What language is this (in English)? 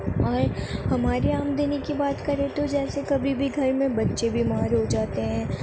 Urdu